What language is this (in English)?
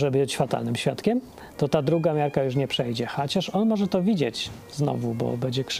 Polish